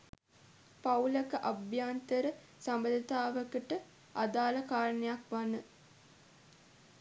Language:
Sinhala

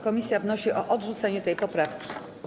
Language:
Polish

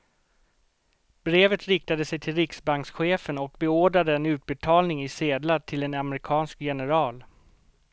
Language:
Swedish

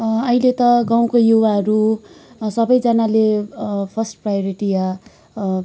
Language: Nepali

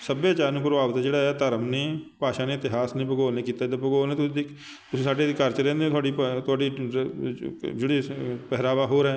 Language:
Punjabi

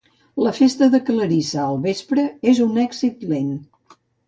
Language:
Catalan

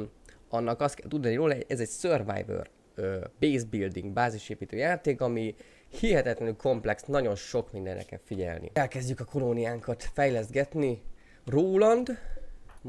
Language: Hungarian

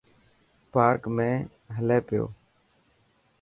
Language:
Dhatki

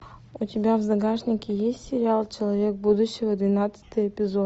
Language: Russian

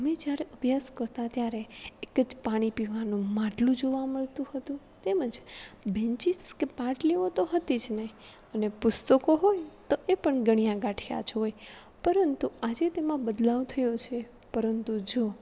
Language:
Gujarati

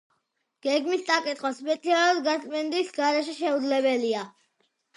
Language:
Georgian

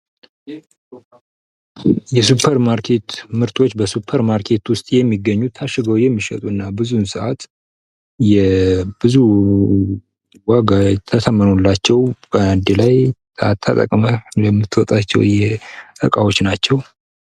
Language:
Amharic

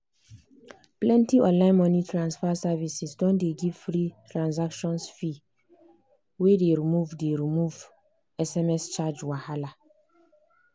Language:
Nigerian Pidgin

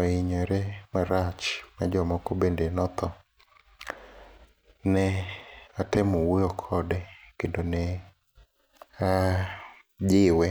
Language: Luo (Kenya and Tanzania)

